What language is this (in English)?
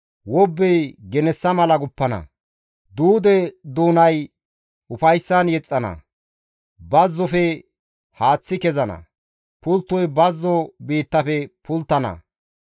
Gamo